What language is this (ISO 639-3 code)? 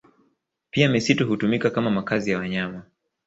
swa